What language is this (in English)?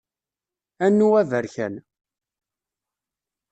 Kabyle